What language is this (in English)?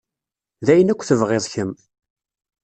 Kabyle